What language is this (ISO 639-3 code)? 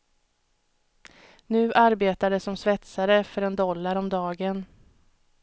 swe